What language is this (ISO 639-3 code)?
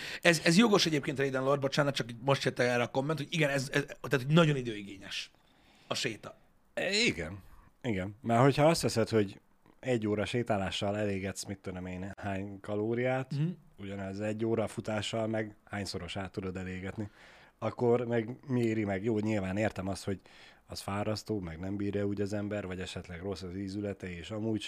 hun